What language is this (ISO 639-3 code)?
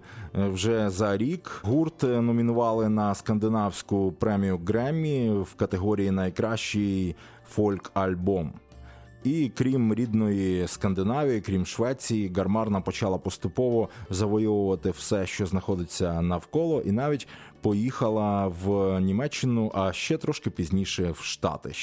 ukr